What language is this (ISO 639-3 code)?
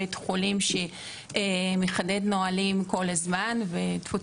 heb